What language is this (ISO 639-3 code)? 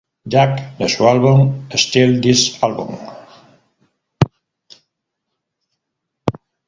spa